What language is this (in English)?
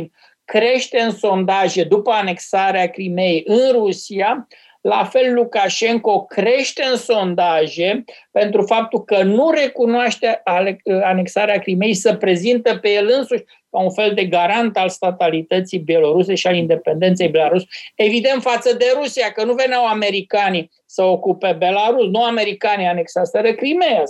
Romanian